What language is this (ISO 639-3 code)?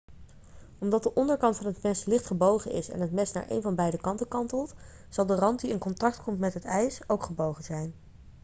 nld